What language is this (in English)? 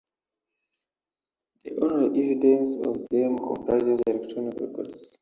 English